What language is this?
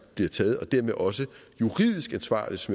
Danish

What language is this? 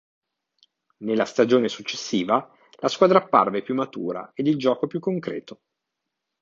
Italian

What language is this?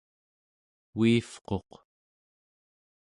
Central Yupik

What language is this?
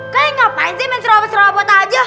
Indonesian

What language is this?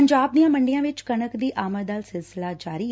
Punjabi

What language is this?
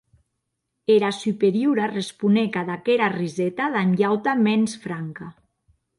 Occitan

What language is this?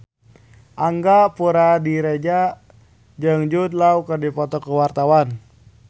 Sundanese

